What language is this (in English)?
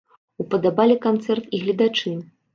Belarusian